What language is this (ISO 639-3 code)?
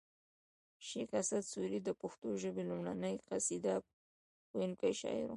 pus